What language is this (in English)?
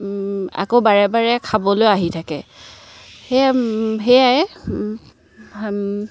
Assamese